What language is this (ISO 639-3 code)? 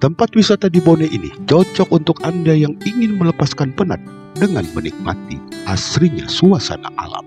ind